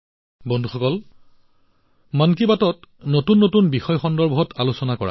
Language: Assamese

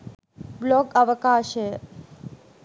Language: Sinhala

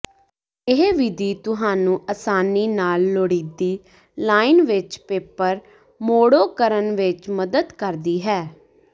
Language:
Punjabi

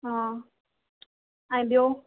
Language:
Sindhi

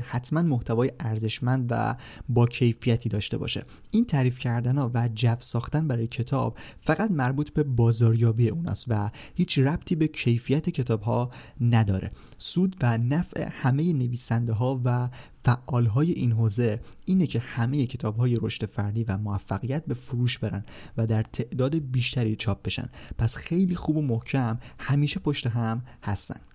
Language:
Persian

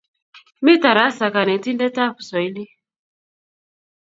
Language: Kalenjin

